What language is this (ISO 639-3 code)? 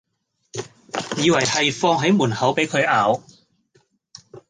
yue